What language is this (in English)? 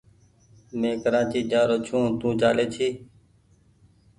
Goaria